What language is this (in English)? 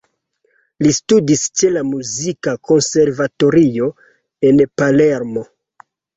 Esperanto